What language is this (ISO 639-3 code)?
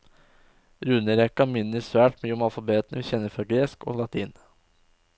nor